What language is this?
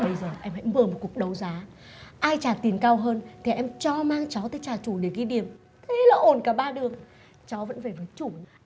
Vietnamese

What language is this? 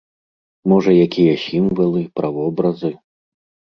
Belarusian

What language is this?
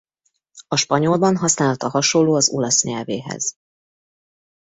Hungarian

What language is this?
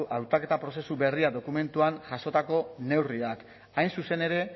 Basque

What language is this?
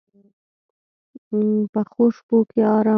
Pashto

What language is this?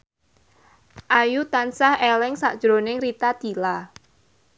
Javanese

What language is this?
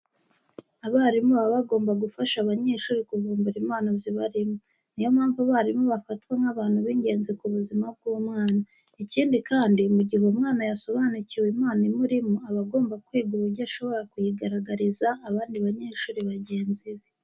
Kinyarwanda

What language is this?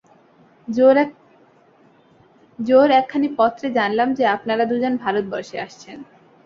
Bangla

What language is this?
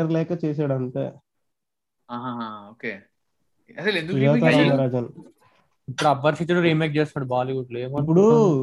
Telugu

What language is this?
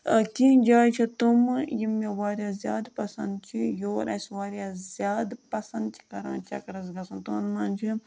Kashmiri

